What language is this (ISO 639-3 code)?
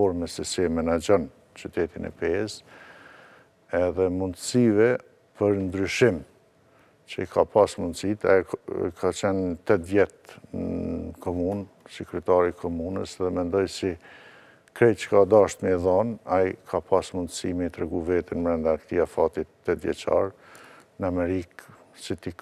ron